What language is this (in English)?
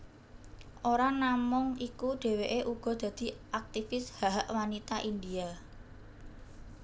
Javanese